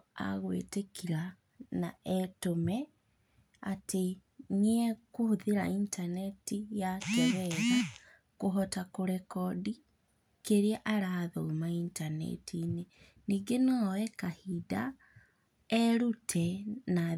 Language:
Kikuyu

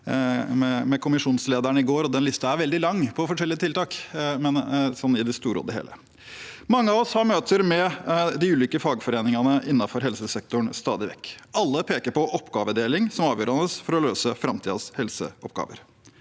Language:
Norwegian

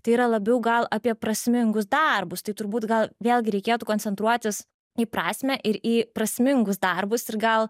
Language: Lithuanian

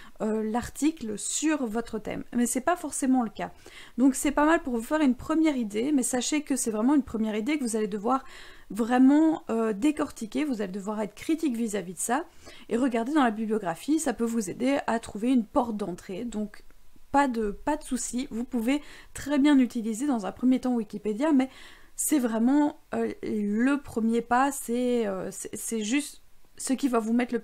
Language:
French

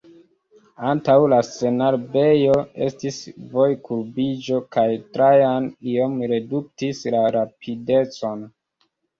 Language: Esperanto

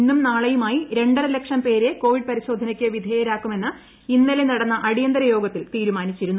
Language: Malayalam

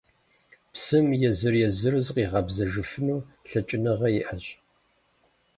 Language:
Kabardian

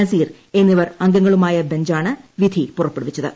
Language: Malayalam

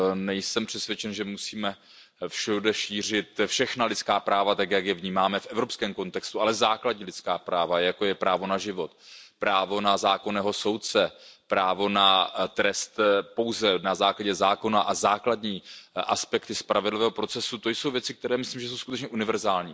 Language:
Czech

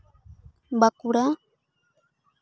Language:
Santali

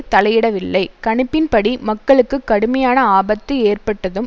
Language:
Tamil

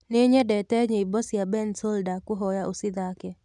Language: Kikuyu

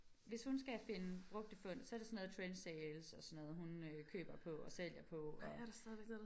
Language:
Danish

